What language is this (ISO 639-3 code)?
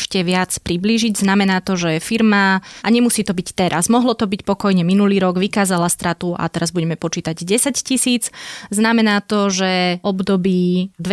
slk